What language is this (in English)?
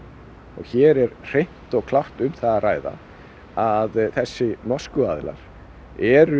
Icelandic